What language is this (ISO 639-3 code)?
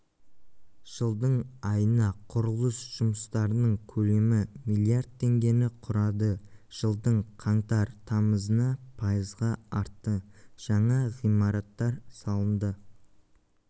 kaz